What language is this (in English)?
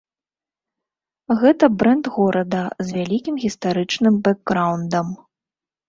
Belarusian